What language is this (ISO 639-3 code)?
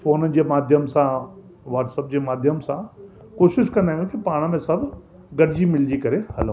snd